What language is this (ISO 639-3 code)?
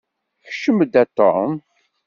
kab